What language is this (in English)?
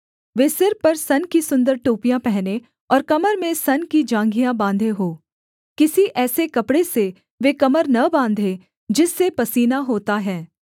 Hindi